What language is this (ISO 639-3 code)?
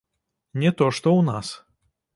bel